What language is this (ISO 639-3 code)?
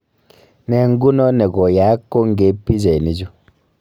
kln